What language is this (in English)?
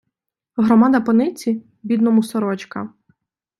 Ukrainian